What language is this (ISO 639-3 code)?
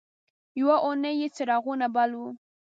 pus